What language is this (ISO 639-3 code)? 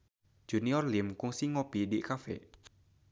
sun